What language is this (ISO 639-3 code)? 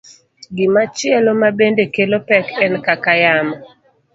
luo